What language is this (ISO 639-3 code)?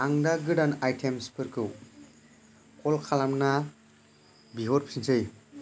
brx